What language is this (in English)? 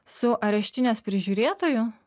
Lithuanian